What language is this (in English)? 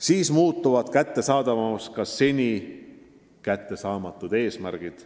Estonian